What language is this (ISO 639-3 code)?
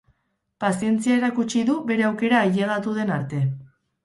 eus